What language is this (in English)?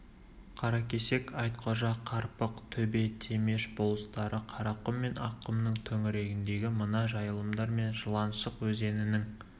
Kazakh